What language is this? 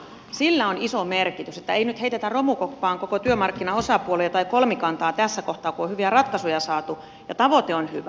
Finnish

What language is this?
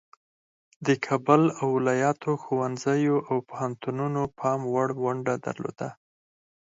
Pashto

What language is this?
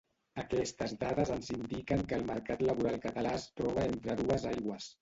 Catalan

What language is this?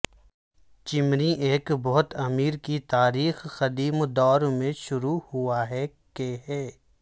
Urdu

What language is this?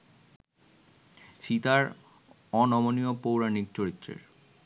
Bangla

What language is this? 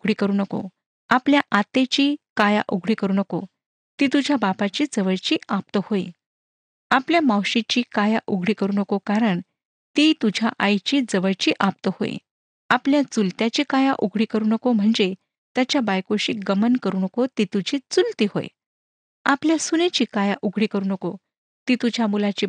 Marathi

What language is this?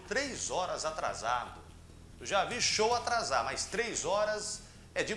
Portuguese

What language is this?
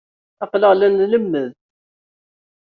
Kabyle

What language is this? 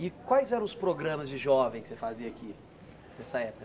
Portuguese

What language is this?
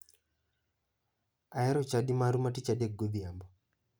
Luo (Kenya and Tanzania)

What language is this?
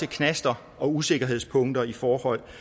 Danish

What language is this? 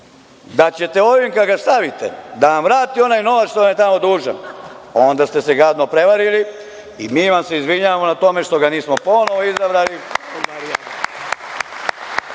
Serbian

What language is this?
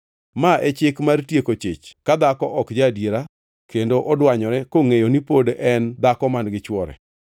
Luo (Kenya and Tanzania)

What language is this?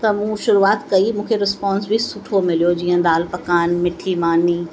Sindhi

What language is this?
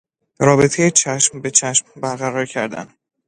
Persian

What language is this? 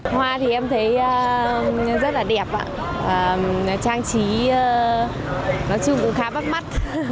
Vietnamese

